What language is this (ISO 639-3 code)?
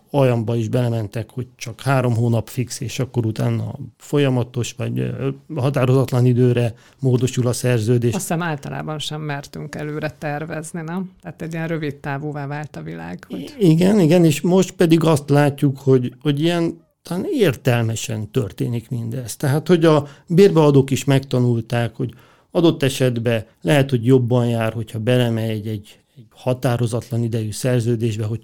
hun